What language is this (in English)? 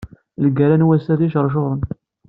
Kabyle